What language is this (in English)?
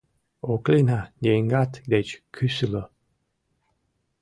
Mari